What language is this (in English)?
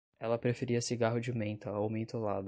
Portuguese